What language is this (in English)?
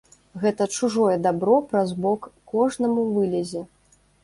Belarusian